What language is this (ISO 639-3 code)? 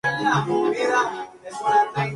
spa